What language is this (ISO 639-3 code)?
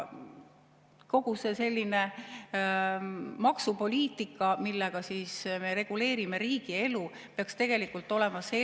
est